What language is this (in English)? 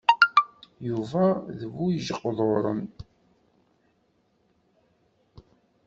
Kabyle